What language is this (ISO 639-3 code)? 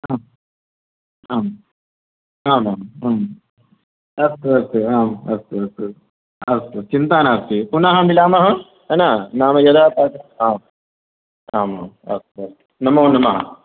san